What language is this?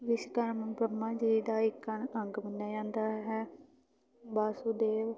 Punjabi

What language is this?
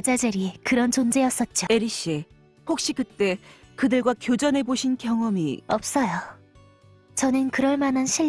Korean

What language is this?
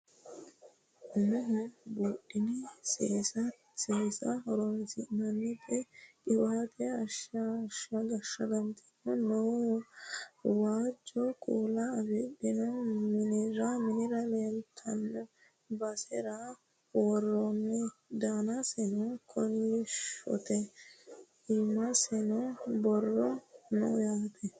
Sidamo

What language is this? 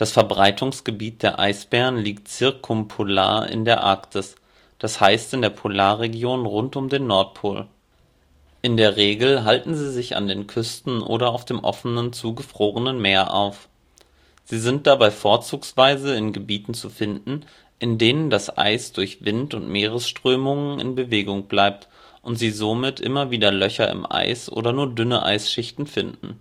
German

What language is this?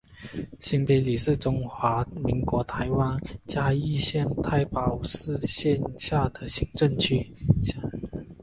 Chinese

